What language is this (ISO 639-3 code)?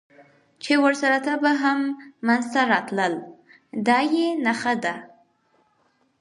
pus